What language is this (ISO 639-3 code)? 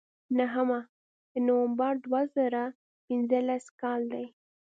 pus